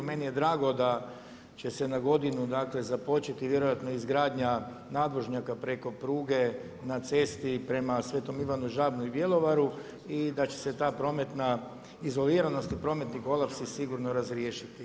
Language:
Croatian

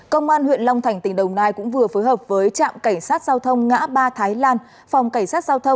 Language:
Vietnamese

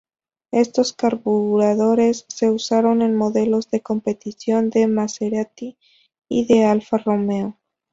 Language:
Spanish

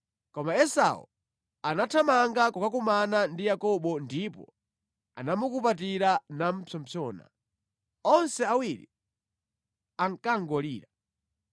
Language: Nyanja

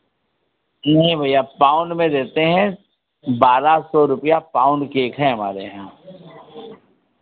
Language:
Hindi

